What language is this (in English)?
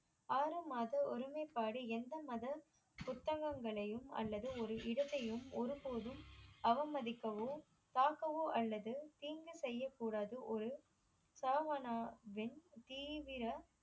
Tamil